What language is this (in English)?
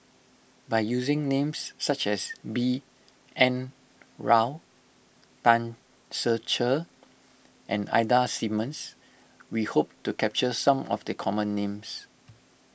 English